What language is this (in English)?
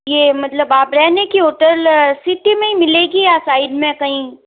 Hindi